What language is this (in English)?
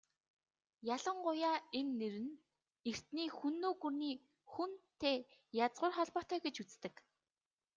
Mongolian